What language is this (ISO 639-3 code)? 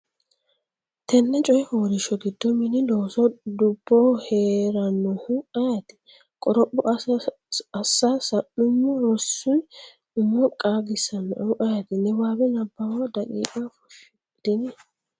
sid